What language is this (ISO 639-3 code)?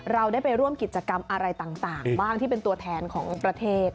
tha